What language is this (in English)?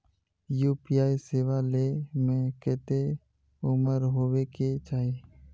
Magahi